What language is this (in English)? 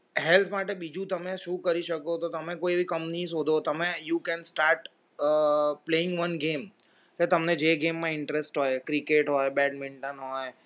Gujarati